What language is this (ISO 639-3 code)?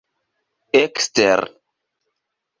epo